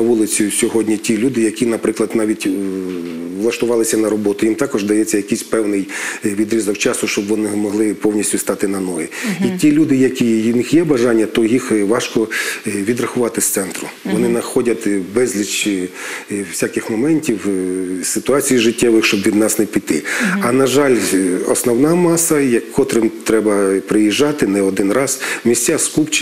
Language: Ukrainian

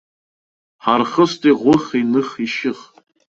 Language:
Abkhazian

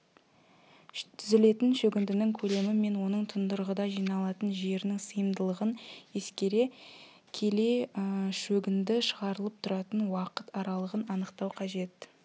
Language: Kazakh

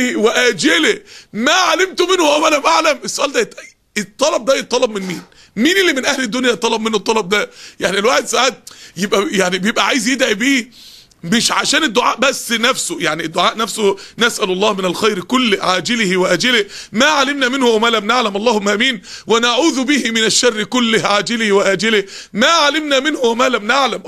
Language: Arabic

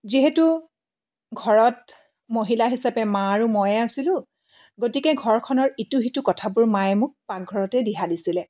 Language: Assamese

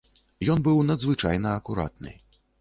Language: Belarusian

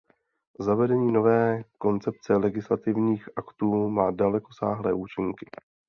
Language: Czech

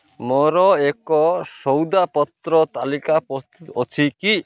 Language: Odia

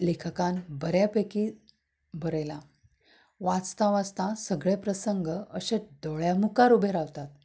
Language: Konkani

